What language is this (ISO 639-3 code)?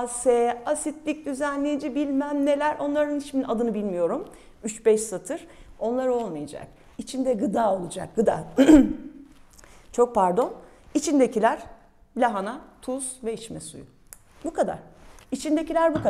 tur